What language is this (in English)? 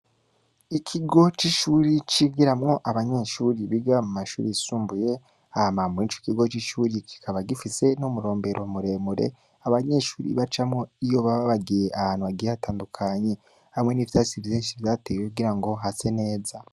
Rundi